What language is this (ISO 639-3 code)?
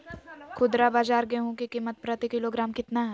mag